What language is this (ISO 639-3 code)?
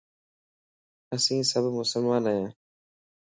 lss